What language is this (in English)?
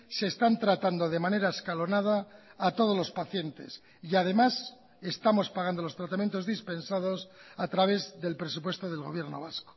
Spanish